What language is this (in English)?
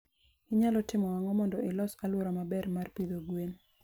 Luo (Kenya and Tanzania)